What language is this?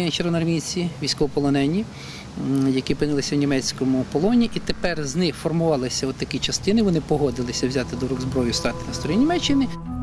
Ukrainian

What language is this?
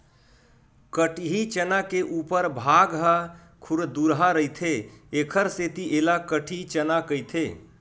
Chhattisgarhi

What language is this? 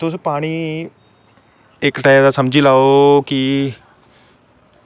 Dogri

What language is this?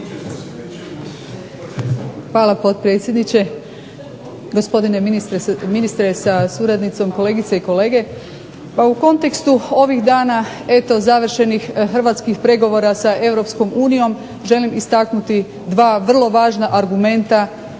Croatian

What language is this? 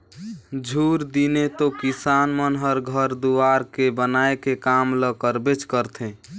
Chhattisgarhi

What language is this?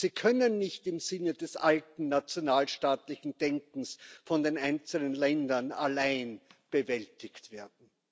German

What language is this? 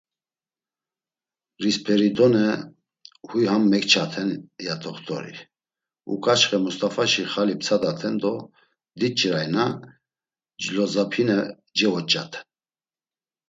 Laz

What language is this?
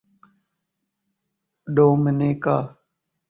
Urdu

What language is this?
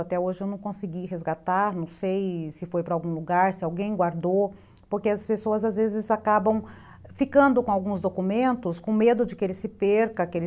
Portuguese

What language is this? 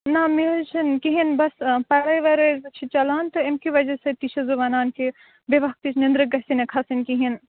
Kashmiri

